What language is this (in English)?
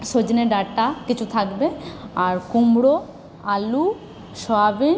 Bangla